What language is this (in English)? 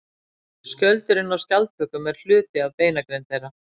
Icelandic